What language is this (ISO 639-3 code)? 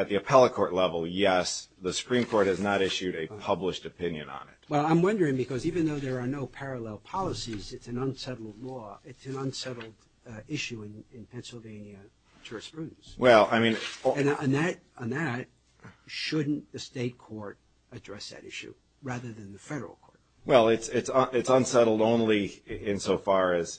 eng